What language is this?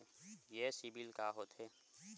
Chhattisgarhi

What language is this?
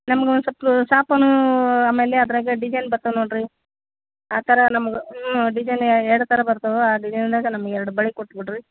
Kannada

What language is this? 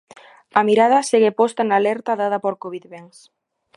Galician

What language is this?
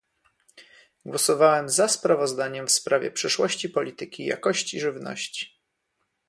Polish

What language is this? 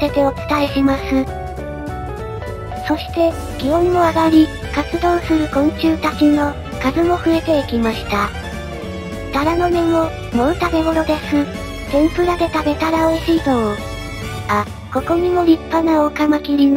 Japanese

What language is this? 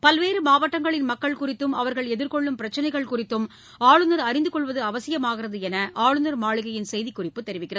Tamil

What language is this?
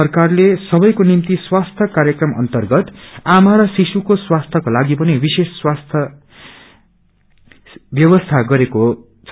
Nepali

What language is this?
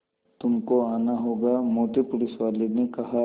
Hindi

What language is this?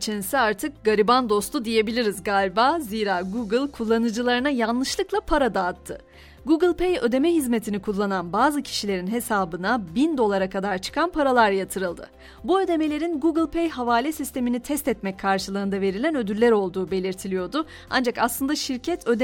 Turkish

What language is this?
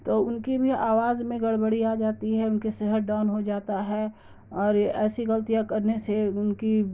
Urdu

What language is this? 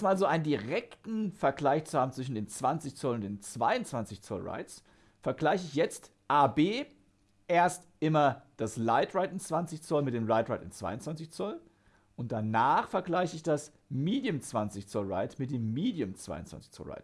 German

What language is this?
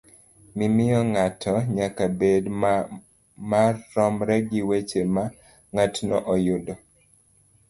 Luo (Kenya and Tanzania)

